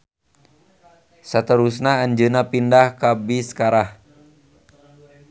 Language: Sundanese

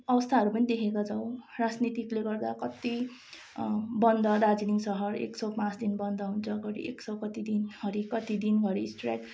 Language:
Nepali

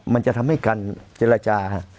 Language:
Thai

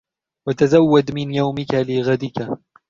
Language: Arabic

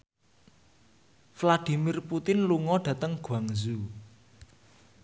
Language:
Javanese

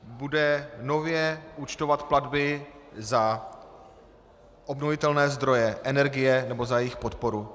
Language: Czech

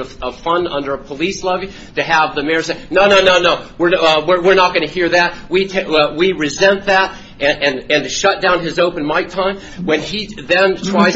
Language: English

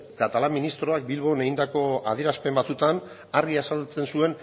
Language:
Basque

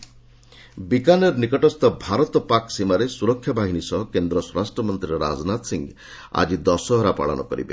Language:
Odia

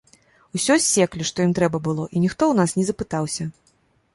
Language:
Belarusian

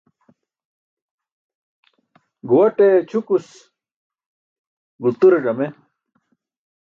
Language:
Burushaski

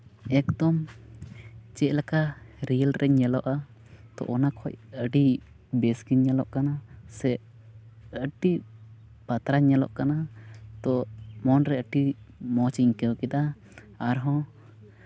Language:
Santali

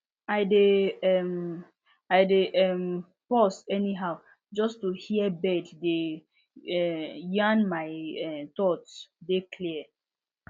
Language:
Nigerian Pidgin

